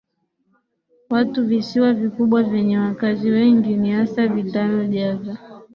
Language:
Swahili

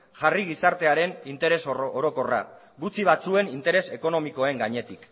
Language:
Basque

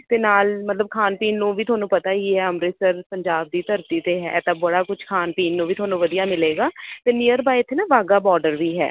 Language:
Punjabi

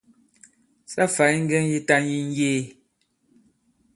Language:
Bankon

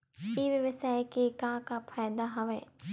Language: Chhattisgarhi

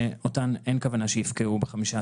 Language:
Hebrew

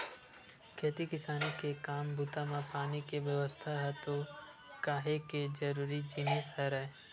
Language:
Chhattisgarhi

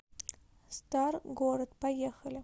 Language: Russian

